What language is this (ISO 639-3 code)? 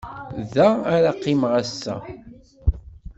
kab